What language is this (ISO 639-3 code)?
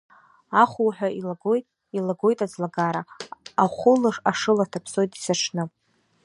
abk